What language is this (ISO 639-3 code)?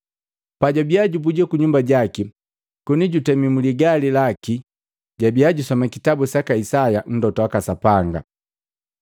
mgv